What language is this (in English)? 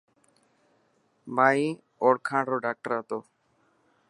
Dhatki